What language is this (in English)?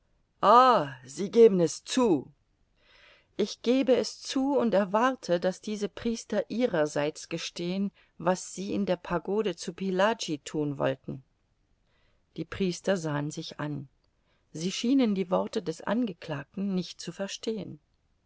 German